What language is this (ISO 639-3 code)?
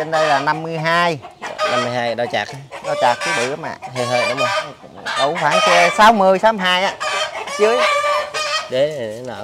vie